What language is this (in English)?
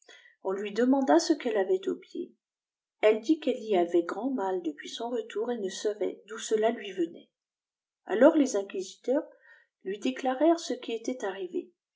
French